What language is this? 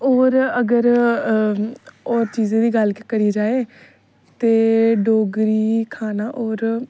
Dogri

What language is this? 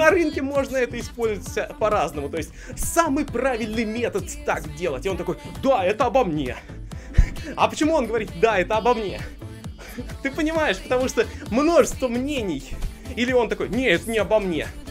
Russian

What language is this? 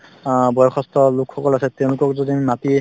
Assamese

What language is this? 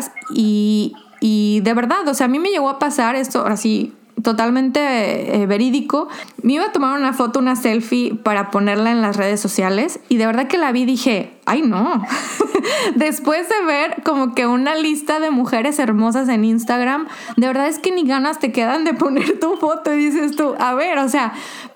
Spanish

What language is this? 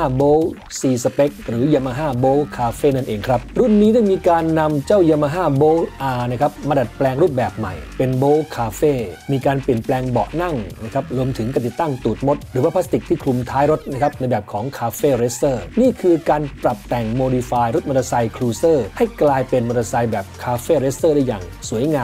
Thai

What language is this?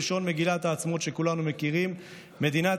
Hebrew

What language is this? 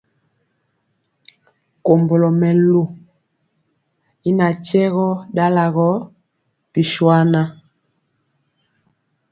Mpiemo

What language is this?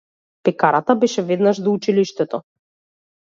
Macedonian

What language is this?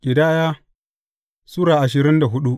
Hausa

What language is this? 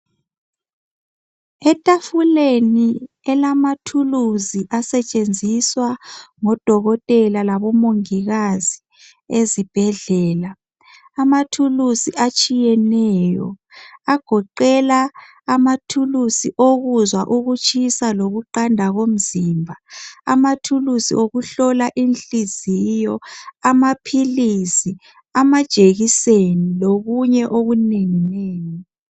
North Ndebele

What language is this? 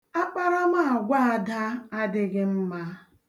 Igbo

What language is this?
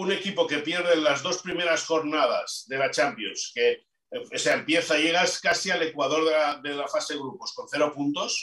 Spanish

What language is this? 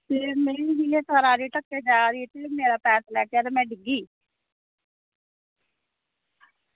Dogri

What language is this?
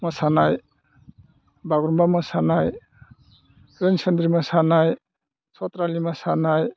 Bodo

